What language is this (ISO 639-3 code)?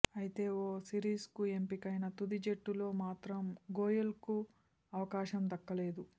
tel